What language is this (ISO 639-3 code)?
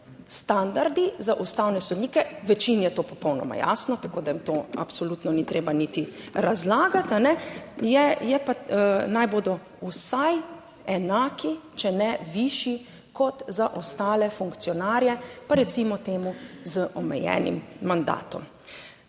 slv